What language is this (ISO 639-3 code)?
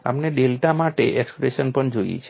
guj